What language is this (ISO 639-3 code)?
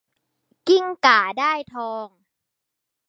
tha